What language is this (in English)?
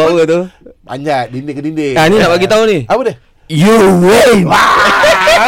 Malay